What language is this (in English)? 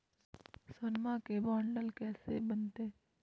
Magahi